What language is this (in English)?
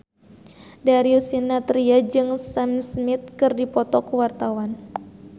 Sundanese